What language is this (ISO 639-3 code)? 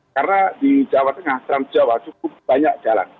ind